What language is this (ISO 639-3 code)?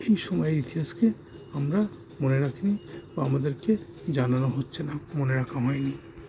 ben